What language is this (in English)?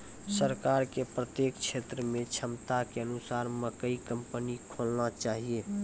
Maithili